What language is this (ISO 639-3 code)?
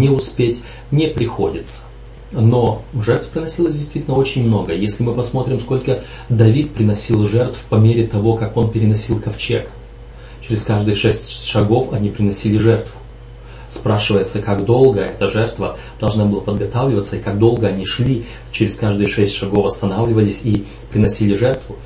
rus